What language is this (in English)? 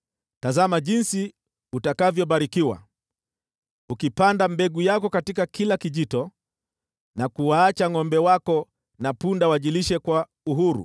Swahili